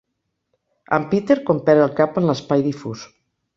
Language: Catalan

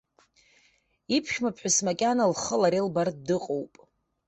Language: Abkhazian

